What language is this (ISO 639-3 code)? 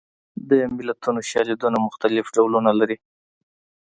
pus